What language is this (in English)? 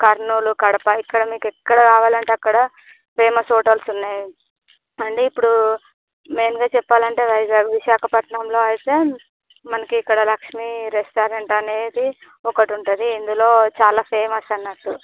Telugu